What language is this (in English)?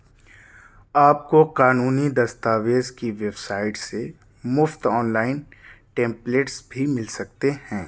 Urdu